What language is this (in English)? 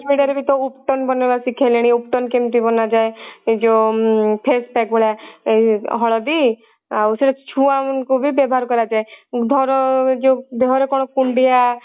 Odia